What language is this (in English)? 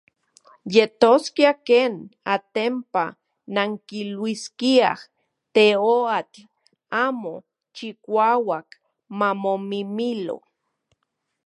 Central Puebla Nahuatl